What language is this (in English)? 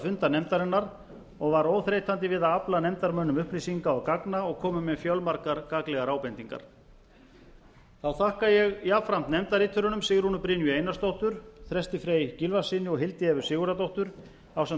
Icelandic